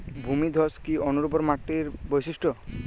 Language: Bangla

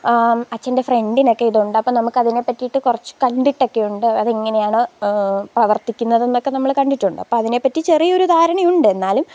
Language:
Malayalam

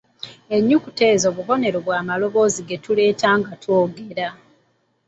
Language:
Ganda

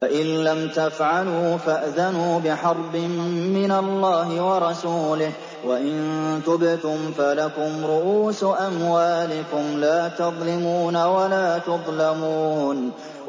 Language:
Arabic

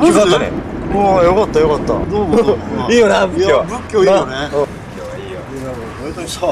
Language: Japanese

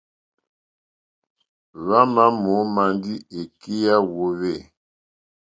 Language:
Mokpwe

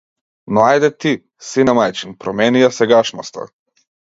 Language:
Macedonian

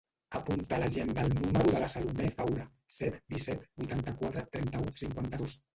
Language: Catalan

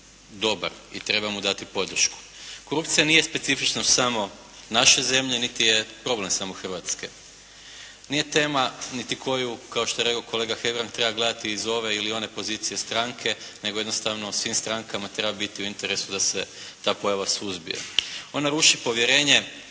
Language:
Croatian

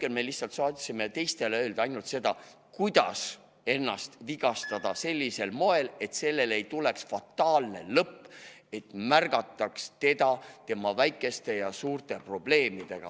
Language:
Estonian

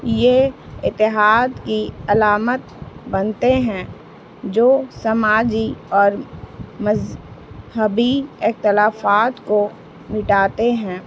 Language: Urdu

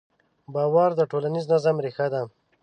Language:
Pashto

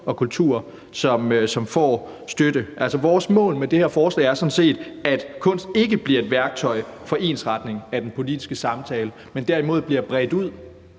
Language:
Danish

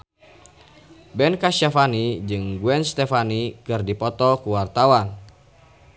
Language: Sundanese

